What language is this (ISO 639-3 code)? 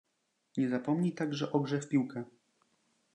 pol